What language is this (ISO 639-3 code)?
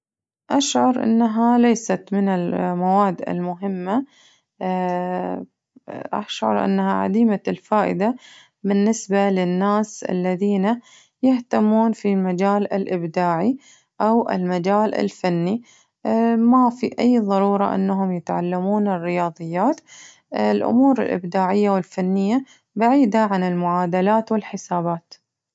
ars